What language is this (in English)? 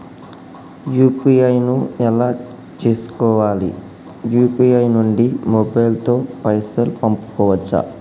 Telugu